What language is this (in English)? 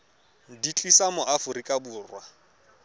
Tswana